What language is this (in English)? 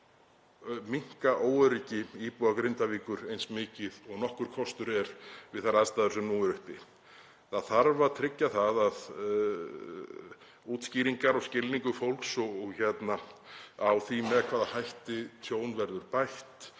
Icelandic